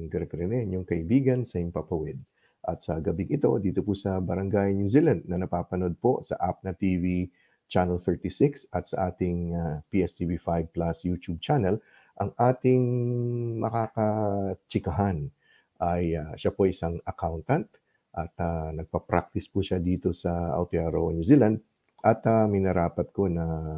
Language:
Filipino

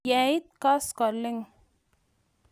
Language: Kalenjin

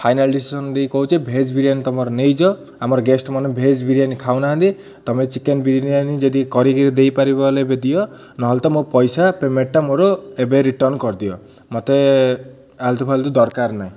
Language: Odia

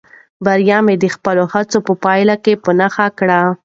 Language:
Pashto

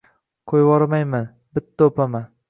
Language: Uzbek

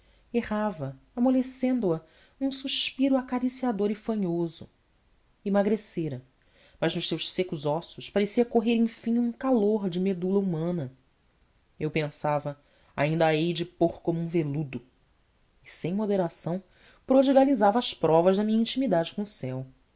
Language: Portuguese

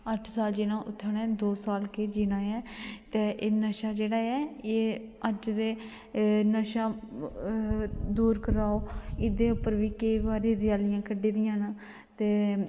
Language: Dogri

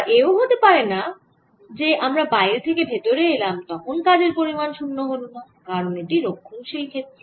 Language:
Bangla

